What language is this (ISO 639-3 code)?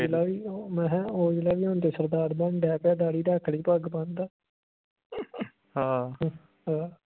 pan